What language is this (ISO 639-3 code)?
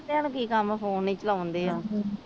pan